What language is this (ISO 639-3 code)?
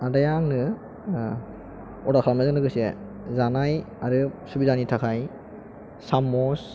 brx